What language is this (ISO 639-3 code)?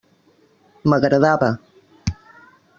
cat